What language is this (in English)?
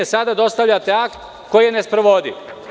Serbian